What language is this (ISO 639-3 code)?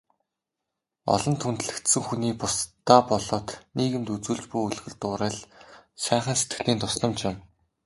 mon